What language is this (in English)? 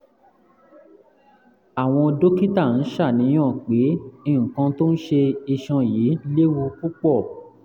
Yoruba